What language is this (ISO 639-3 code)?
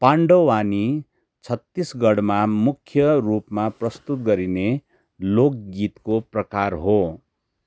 nep